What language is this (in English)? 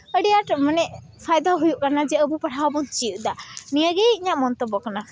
Santali